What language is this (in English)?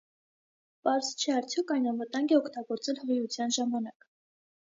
Armenian